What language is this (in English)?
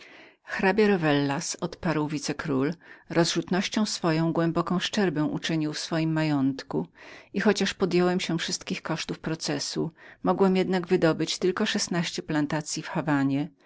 Polish